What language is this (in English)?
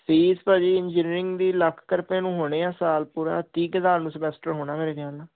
Punjabi